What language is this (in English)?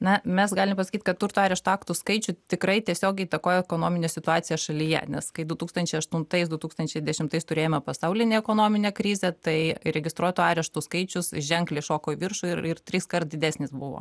Lithuanian